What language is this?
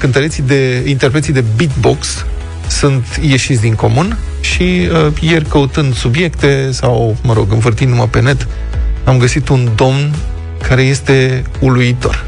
Romanian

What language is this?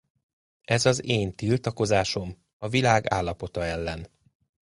Hungarian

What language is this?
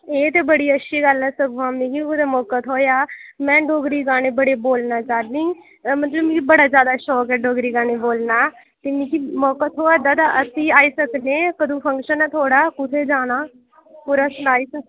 Dogri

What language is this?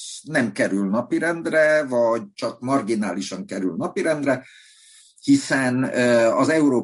Hungarian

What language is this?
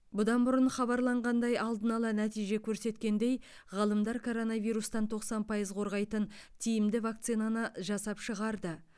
Kazakh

